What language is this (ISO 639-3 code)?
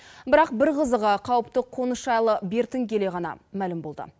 kaz